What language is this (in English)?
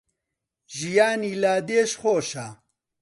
Central Kurdish